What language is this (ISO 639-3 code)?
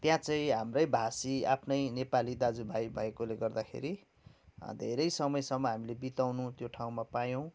nep